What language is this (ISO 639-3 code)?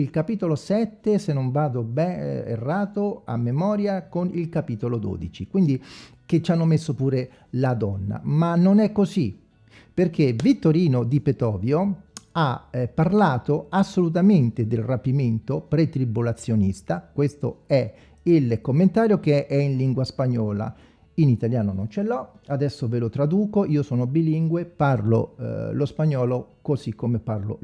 ita